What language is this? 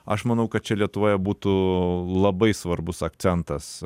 Lithuanian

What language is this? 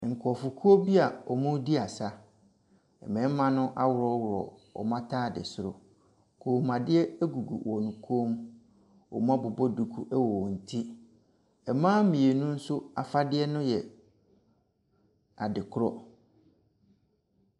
Akan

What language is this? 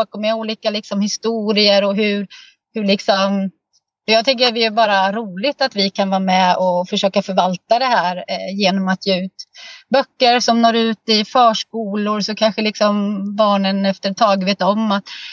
Swedish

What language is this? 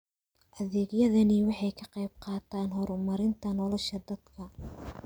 Somali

